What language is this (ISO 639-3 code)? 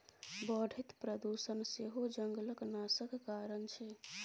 mai